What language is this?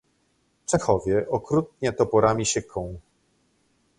Polish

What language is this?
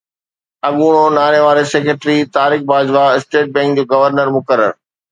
Sindhi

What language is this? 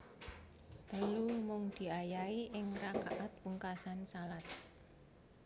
Javanese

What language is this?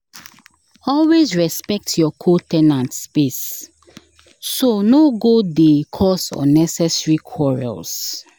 Nigerian Pidgin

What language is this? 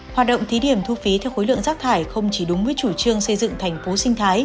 Vietnamese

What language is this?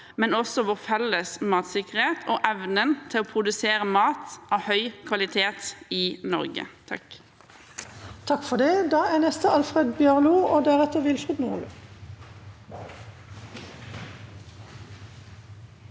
Norwegian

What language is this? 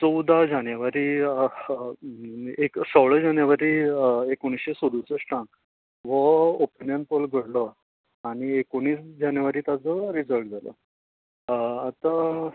Konkani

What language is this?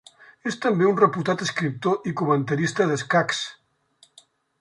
Catalan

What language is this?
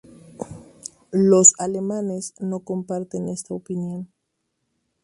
Spanish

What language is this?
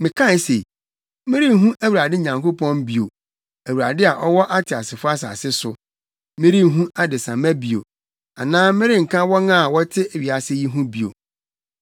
Akan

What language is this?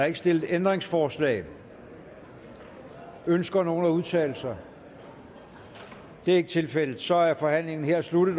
Danish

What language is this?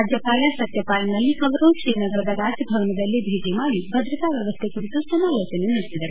Kannada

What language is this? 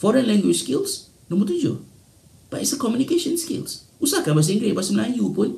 Malay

